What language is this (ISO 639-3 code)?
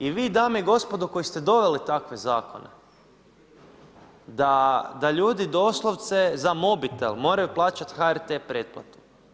hrv